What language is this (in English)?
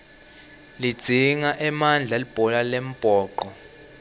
Swati